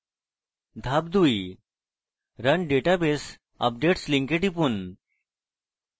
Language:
Bangla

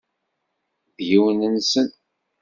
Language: Kabyle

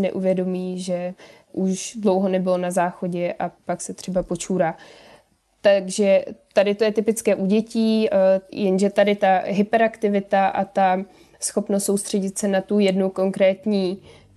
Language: Czech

